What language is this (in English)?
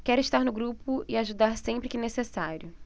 Portuguese